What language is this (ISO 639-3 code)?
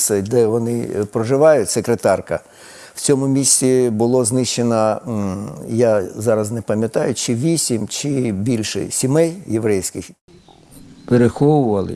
ukr